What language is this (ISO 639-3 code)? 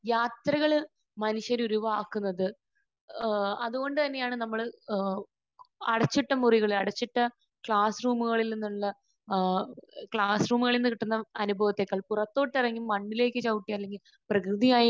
mal